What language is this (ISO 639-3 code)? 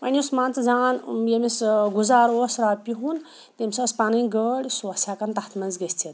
kas